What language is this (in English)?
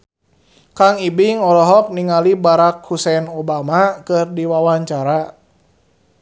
Sundanese